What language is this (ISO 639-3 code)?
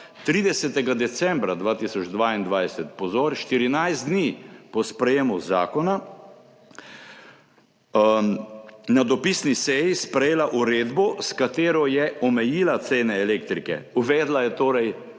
slv